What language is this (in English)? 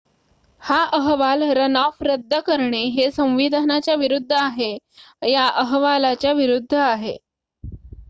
Marathi